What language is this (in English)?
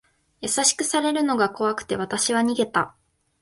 Japanese